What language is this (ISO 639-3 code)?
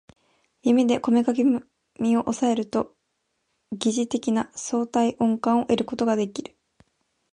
jpn